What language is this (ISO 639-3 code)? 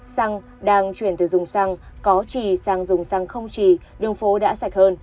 vie